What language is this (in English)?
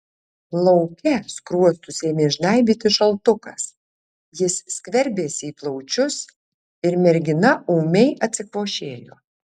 Lithuanian